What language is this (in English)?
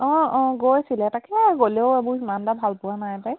Assamese